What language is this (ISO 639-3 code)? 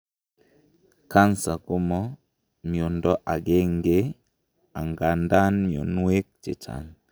kln